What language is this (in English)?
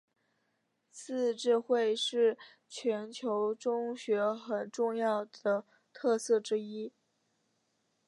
Chinese